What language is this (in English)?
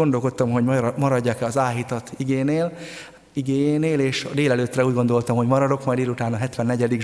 Hungarian